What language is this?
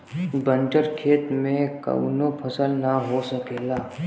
Bhojpuri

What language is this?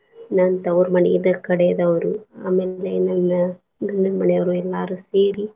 Kannada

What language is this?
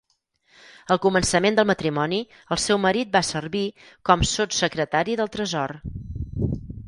Catalan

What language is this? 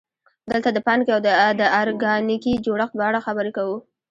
Pashto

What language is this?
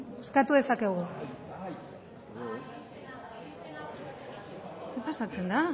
Basque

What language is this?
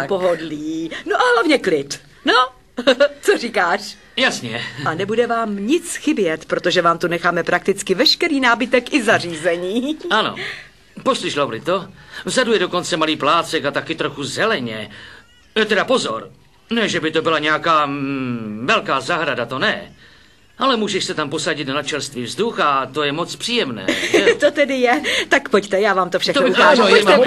Czech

